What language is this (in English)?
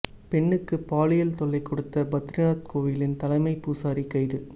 Tamil